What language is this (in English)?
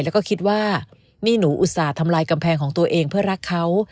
Thai